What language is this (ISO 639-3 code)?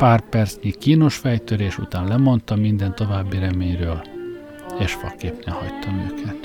hun